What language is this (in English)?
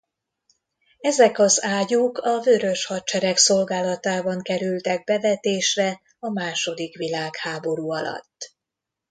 Hungarian